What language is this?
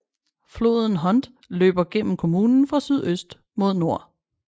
Danish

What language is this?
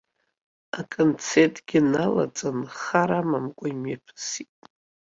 Abkhazian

